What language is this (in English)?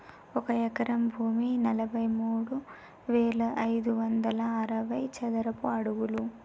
Telugu